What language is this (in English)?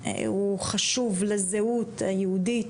Hebrew